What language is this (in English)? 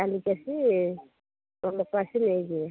Odia